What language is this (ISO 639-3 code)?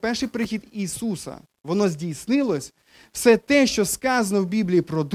ukr